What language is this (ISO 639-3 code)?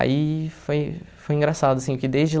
por